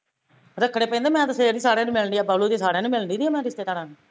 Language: Punjabi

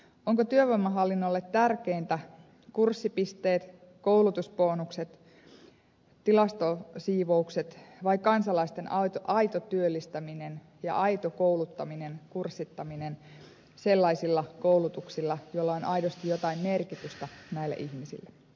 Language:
Finnish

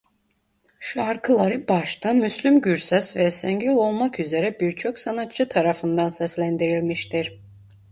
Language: Turkish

